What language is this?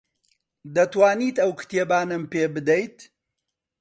Central Kurdish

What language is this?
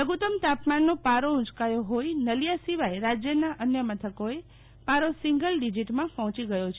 Gujarati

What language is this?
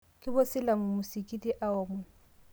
Masai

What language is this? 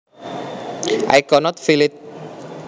Javanese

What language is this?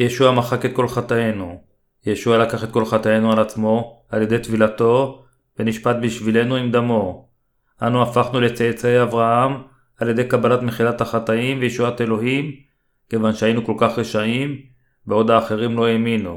Hebrew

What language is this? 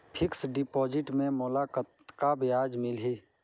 Chhattisgarhi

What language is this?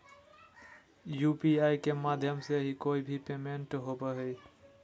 Magahi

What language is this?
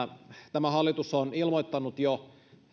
Finnish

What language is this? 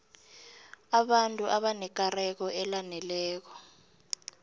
South Ndebele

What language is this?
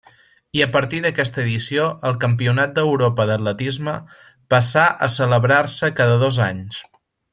Catalan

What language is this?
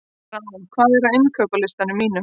Icelandic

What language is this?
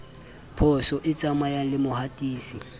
Southern Sotho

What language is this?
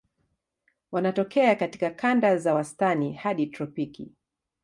Swahili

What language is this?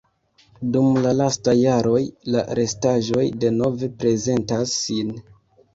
Esperanto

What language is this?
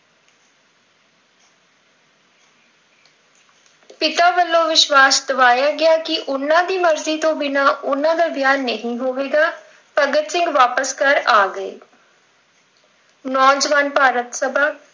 Punjabi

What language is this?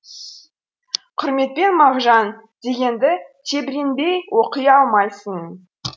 Kazakh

